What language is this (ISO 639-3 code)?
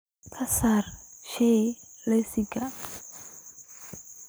som